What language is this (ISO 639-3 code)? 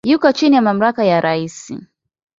swa